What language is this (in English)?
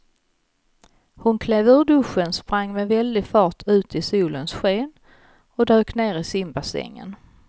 Swedish